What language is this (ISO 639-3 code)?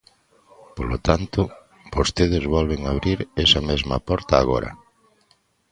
glg